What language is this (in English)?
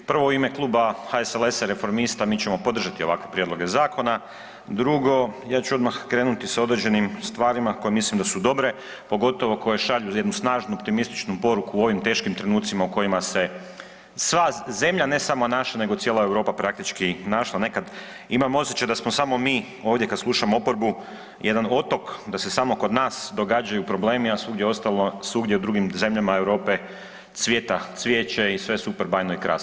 Croatian